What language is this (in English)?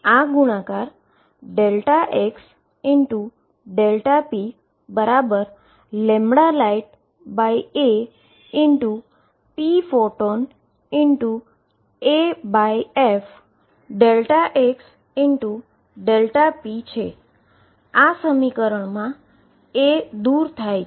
Gujarati